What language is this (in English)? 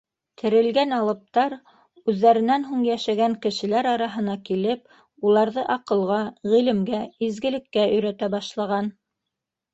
Bashkir